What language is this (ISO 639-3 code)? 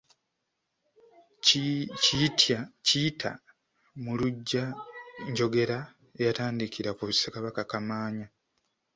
lug